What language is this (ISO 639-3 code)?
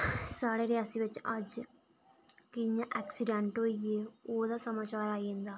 doi